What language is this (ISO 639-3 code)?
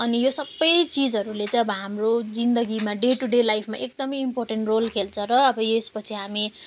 nep